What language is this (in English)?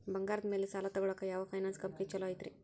Kannada